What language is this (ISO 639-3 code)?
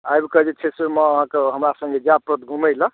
mai